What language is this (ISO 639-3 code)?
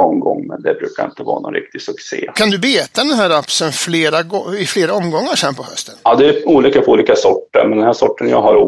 swe